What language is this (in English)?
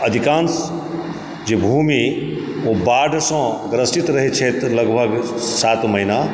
Maithili